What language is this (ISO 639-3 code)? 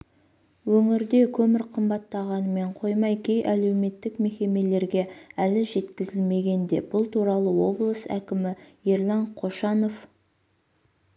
kaz